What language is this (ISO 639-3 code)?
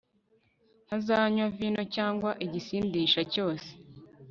kin